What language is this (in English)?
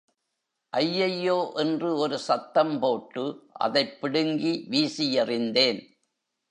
Tamil